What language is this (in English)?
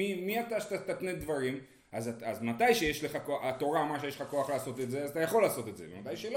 Hebrew